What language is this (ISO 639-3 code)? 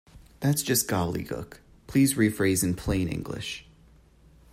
eng